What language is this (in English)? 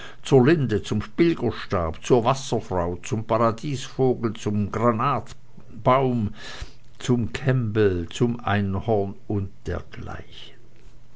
German